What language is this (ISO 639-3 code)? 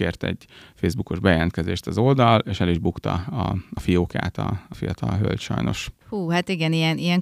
hun